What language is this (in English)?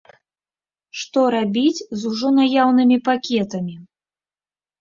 Belarusian